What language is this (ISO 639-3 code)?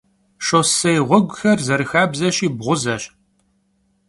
kbd